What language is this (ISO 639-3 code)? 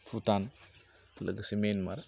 brx